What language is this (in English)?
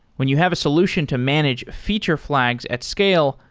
English